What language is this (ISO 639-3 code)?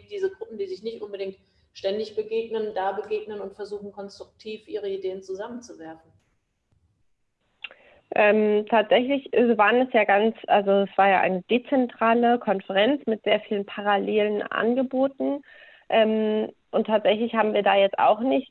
deu